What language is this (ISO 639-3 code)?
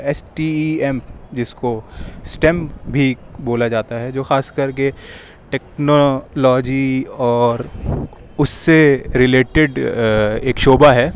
urd